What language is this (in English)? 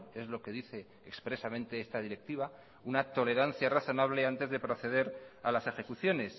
Spanish